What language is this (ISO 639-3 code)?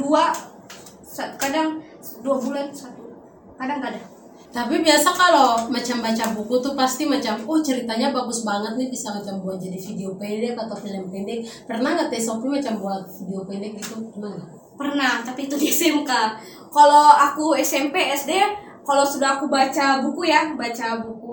ind